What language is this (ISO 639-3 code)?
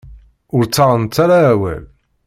kab